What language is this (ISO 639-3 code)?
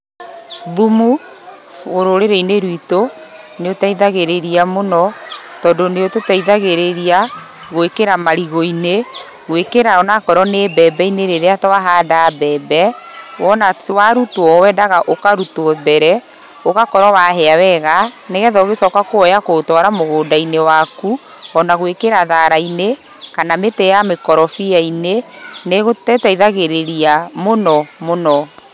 kik